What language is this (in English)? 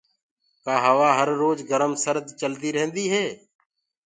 Gurgula